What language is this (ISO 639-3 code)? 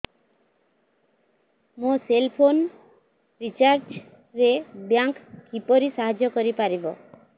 ori